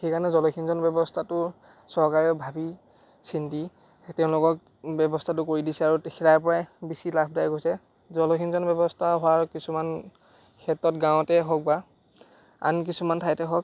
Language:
Assamese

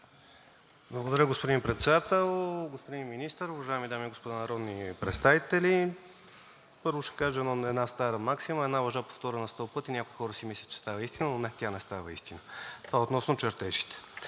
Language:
Bulgarian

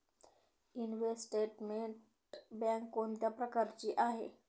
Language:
Marathi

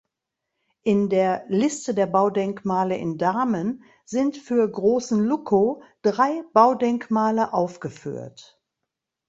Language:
German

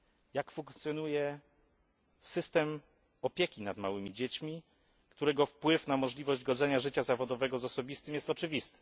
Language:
Polish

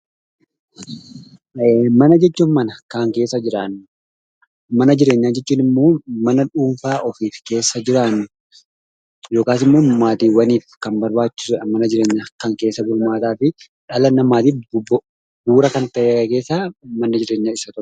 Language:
Oromo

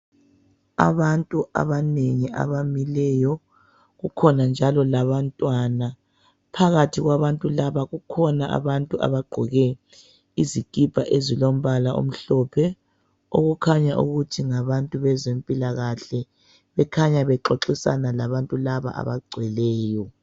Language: North Ndebele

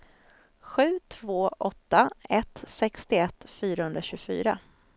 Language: Swedish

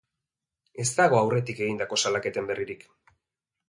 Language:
Basque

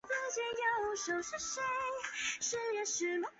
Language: Chinese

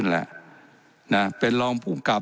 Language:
Thai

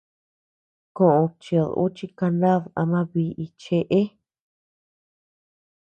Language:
Tepeuxila Cuicatec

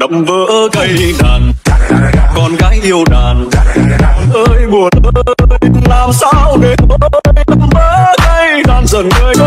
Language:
Vietnamese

